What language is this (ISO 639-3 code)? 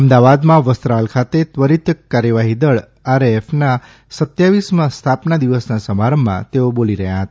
guj